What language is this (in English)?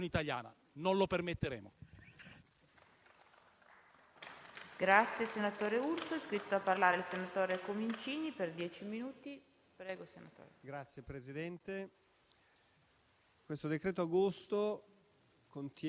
Italian